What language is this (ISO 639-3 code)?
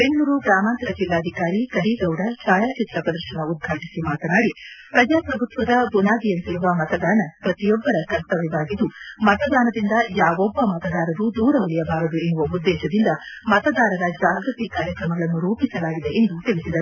kan